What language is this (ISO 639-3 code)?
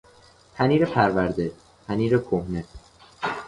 fas